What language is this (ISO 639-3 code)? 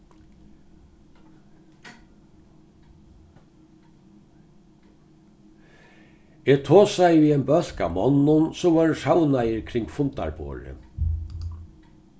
fao